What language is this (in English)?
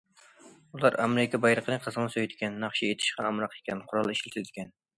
Uyghur